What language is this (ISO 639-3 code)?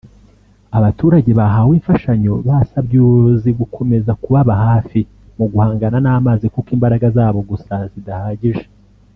kin